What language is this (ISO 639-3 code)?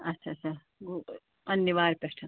kas